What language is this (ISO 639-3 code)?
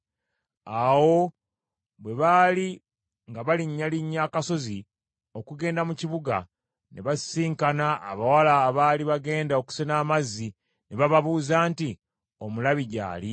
lug